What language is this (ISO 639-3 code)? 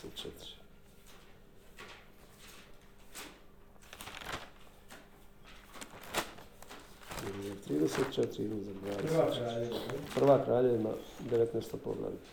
hrv